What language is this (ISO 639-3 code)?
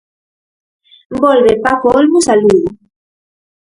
glg